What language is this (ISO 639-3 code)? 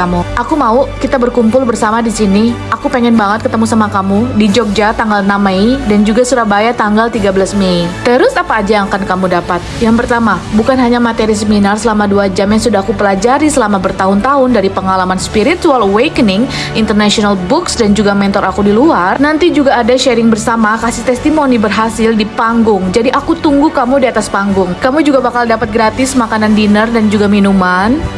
ind